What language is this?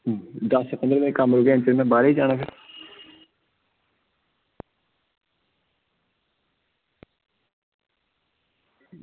Dogri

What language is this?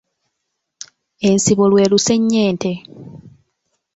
Ganda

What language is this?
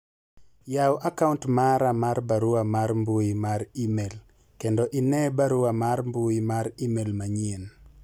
Luo (Kenya and Tanzania)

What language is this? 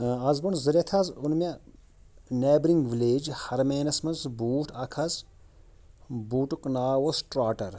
Kashmiri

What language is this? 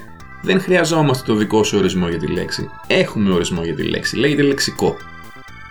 Greek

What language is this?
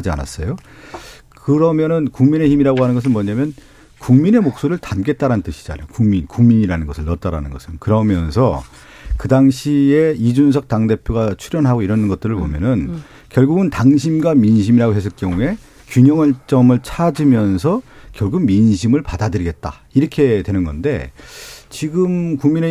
Korean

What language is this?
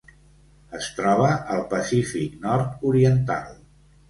Catalan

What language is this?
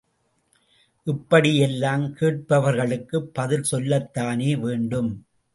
Tamil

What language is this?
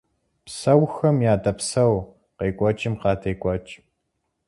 Kabardian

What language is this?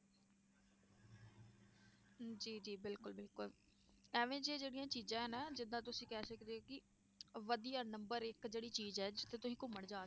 Punjabi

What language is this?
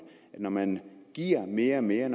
Danish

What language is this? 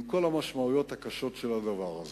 Hebrew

